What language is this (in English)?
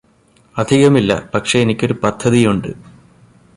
Malayalam